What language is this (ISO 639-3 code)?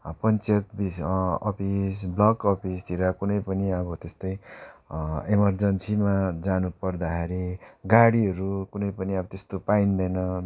nep